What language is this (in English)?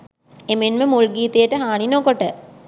Sinhala